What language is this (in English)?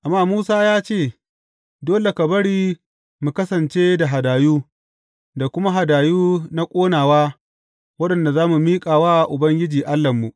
Hausa